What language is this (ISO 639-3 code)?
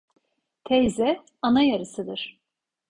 tur